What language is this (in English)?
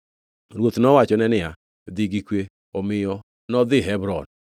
Luo (Kenya and Tanzania)